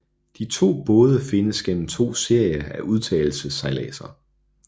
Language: Danish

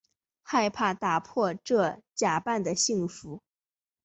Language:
Chinese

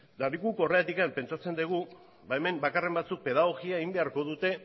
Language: Basque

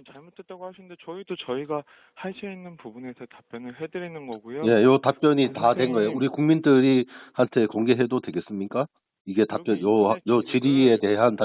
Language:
Korean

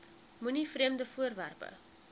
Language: Afrikaans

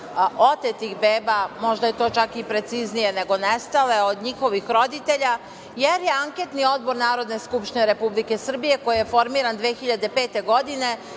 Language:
Serbian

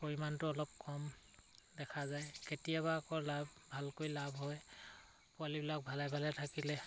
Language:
Assamese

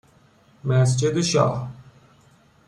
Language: Persian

